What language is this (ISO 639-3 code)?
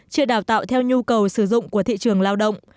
vie